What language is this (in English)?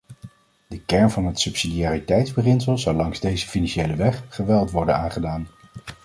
Dutch